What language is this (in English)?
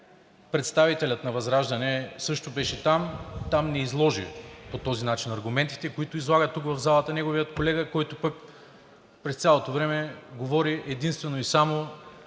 Bulgarian